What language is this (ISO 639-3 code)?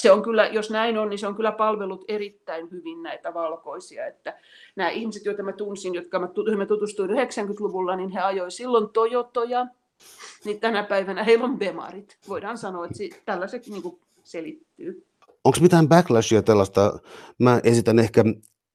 fin